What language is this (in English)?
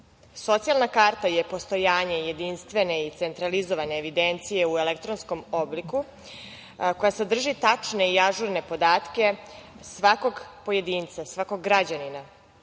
Serbian